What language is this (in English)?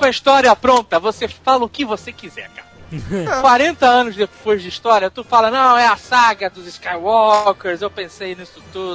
Portuguese